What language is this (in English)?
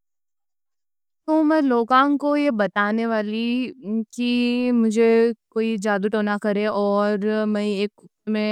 Deccan